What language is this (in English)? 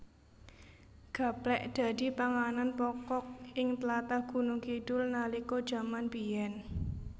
Javanese